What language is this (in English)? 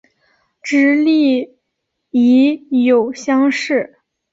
Chinese